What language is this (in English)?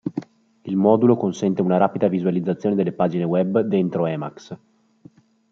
Italian